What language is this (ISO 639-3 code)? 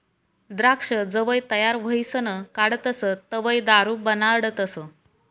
mar